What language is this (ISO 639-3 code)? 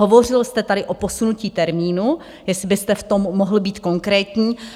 ces